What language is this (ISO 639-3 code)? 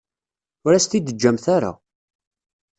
kab